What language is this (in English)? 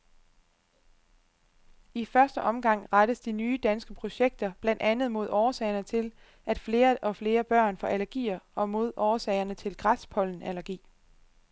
Danish